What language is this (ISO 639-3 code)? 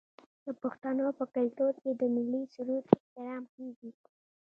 pus